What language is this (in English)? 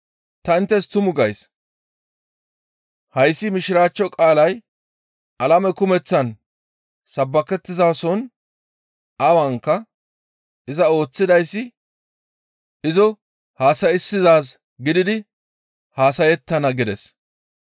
Gamo